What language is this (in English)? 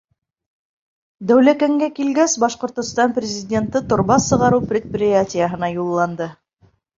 Bashkir